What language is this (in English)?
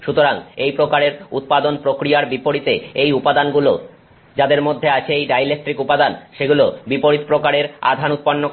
Bangla